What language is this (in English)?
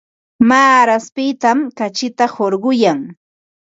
Ambo-Pasco Quechua